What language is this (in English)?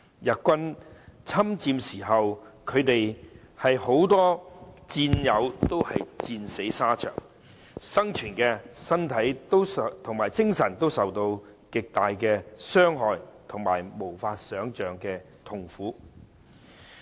Cantonese